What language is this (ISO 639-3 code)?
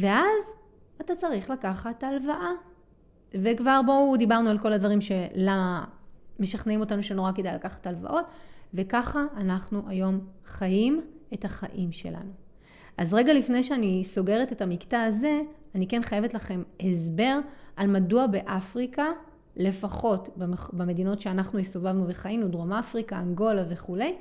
heb